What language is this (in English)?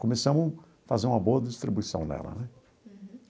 Portuguese